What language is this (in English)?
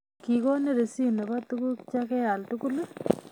Kalenjin